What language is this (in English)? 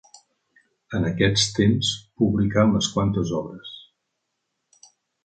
Catalan